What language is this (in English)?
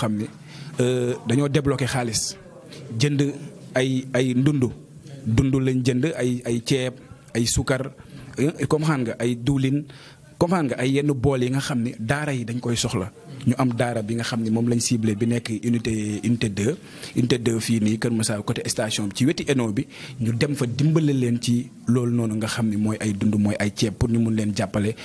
French